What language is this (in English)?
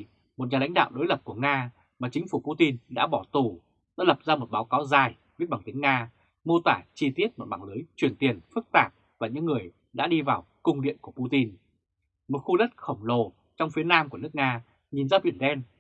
Vietnamese